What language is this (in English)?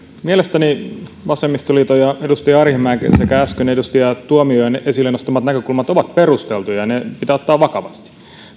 Finnish